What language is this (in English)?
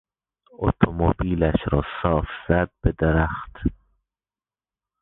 Persian